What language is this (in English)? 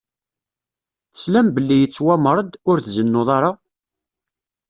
Kabyle